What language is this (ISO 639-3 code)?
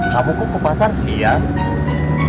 ind